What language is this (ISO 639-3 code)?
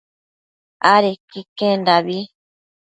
mcf